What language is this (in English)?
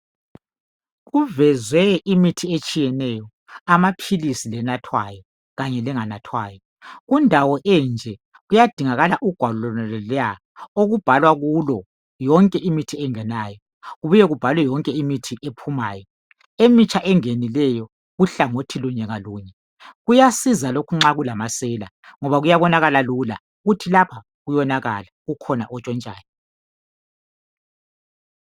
North Ndebele